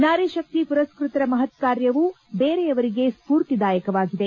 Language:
Kannada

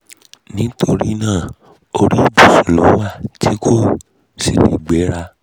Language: Yoruba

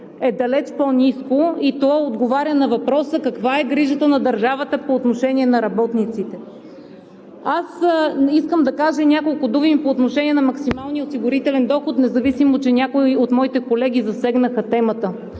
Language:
Bulgarian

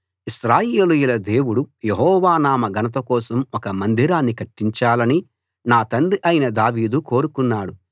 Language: Telugu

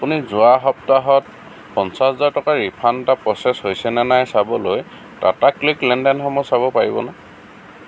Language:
Assamese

